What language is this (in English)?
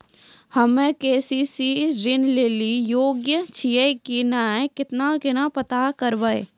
Maithili